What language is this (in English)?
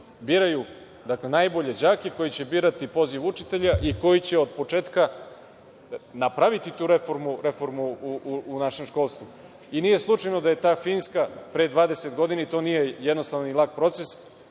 Serbian